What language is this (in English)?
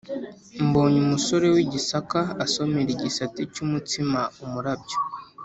Kinyarwanda